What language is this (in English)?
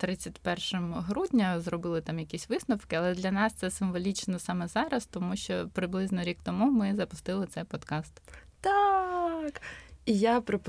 Ukrainian